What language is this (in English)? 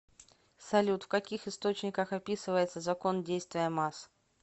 Russian